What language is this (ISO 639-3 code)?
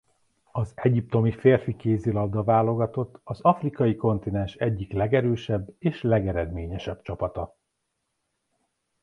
hun